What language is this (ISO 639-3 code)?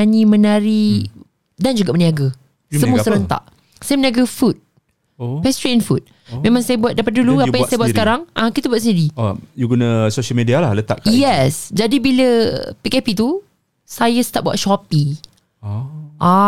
msa